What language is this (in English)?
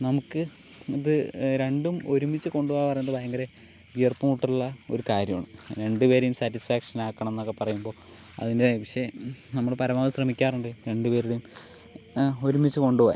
Malayalam